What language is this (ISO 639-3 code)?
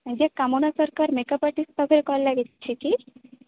ori